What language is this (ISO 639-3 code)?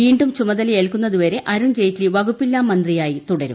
mal